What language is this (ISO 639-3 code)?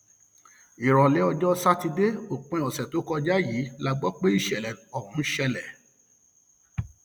yor